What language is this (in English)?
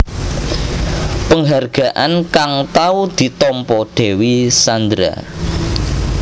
Javanese